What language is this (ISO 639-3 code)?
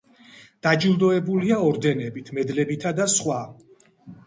kat